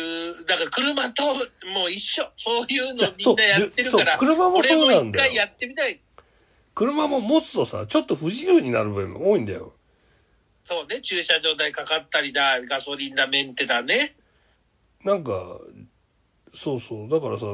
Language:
Japanese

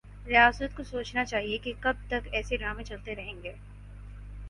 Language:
Urdu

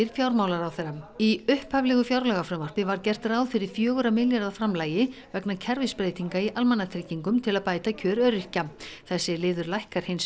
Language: Icelandic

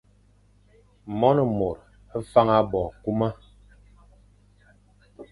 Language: Fang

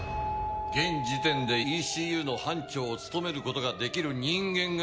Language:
Japanese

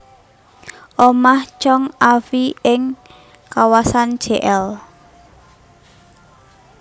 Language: Javanese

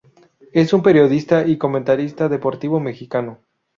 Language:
Spanish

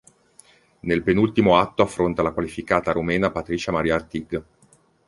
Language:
Italian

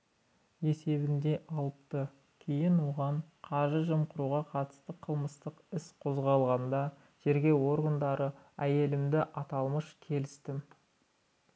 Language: Kazakh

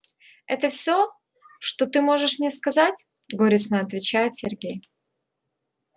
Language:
Russian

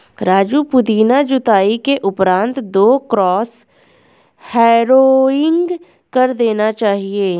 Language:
Hindi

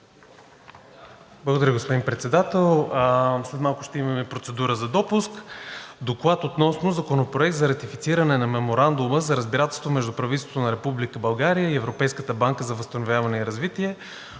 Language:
Bulgarian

